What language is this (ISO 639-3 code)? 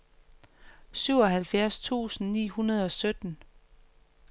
dan